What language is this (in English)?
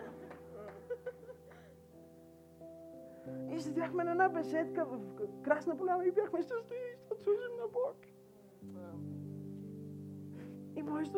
Bulgarian